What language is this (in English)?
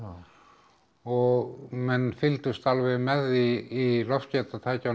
Icelandic